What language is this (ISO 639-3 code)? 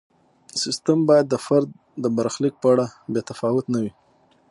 pus